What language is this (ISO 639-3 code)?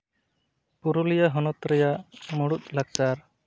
sat